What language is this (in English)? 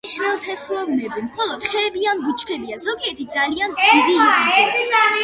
Georgian